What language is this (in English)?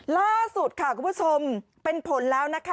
Thai